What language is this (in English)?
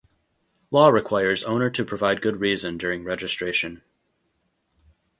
English